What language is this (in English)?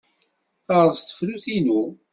Kabyle